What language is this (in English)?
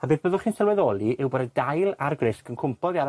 Welsh